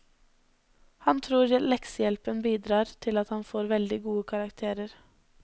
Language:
Norwegian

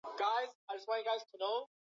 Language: Swahili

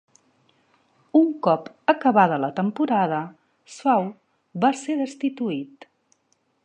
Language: Catalan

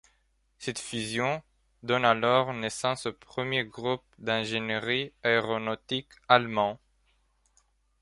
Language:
French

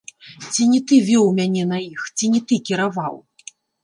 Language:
Belarusian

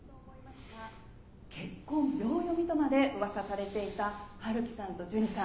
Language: Japanese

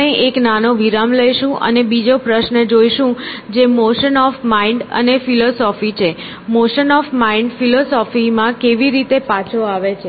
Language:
Gujarati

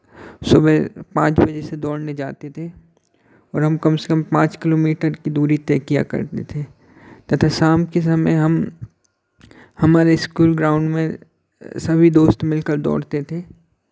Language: Hindi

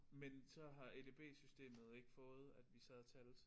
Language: Danish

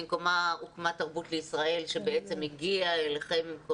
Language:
Hebrew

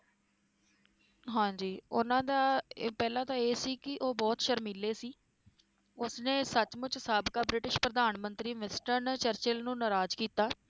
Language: Punjabi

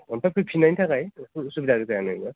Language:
Bodo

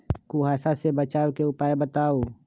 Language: Magahi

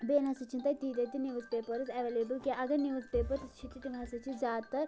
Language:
Kashmiri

